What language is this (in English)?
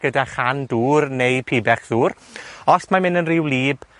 Welsh